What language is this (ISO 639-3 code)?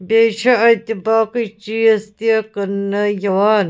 kas